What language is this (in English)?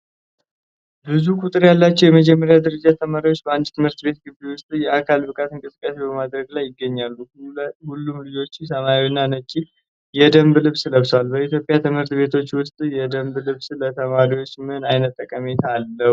Amharic